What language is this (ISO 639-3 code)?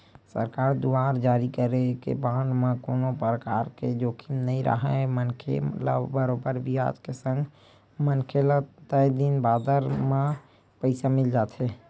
hne